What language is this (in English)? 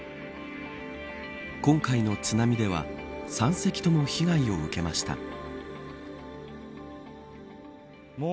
Japanese